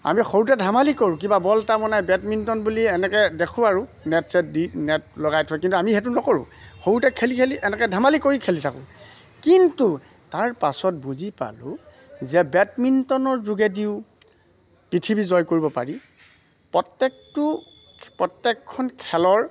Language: Assamese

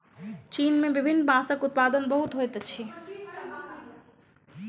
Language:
Maithili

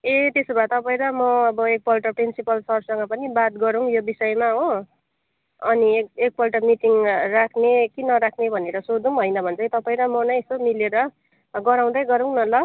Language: Nepali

